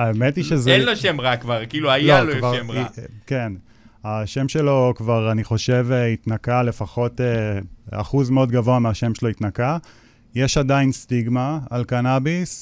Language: Hebrew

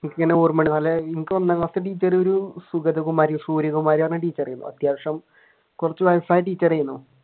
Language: Malayalam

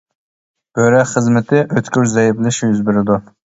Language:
Uyghur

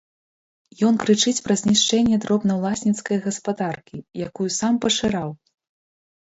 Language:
Belarusian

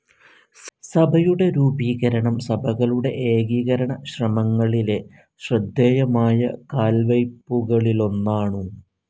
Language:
Malayalam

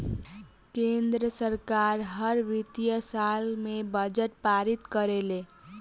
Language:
Bhojpuri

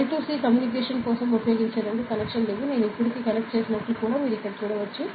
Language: Telugu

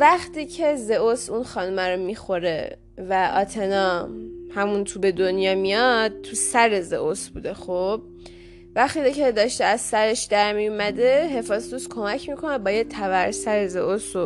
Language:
Persian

